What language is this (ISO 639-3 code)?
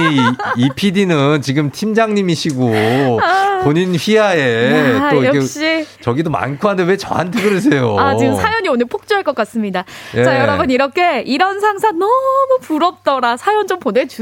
kor